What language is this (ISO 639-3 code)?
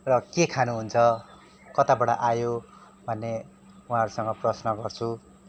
nep